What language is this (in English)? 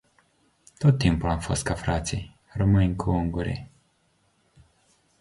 Romanian